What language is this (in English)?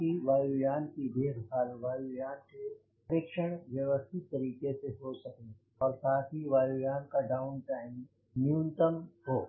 Hindi